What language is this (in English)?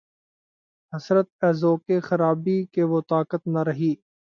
Urdu